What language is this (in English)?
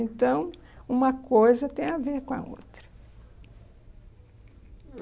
Portuguese